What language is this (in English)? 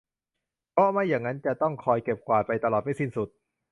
Thai